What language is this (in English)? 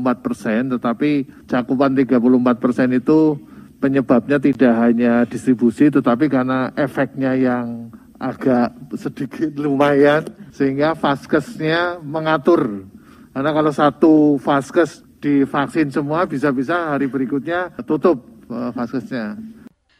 Indonesian